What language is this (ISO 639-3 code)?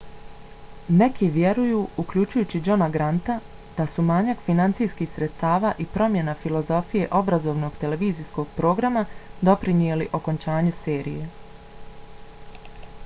bos